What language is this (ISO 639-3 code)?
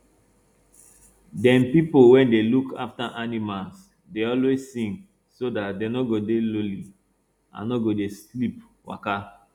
pcm